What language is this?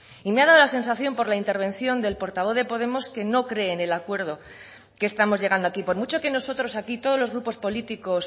Spanish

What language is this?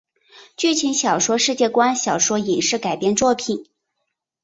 Chinese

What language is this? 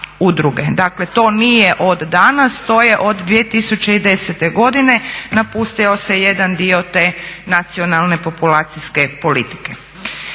Croatian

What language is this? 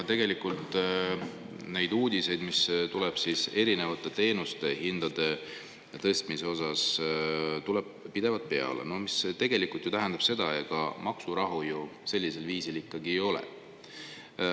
Estonian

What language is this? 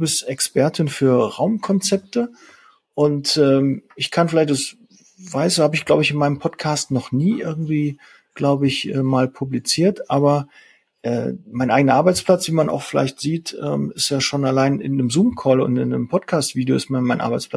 German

